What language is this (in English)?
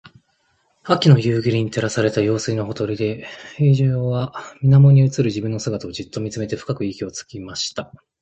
Japanese